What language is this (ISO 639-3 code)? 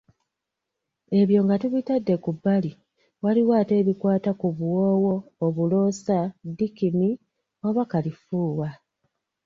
lug